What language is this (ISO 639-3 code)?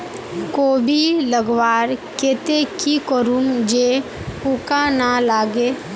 mag